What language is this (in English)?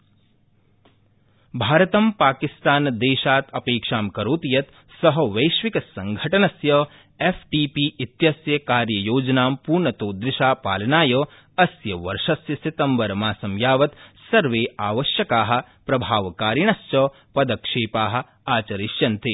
Sanskrit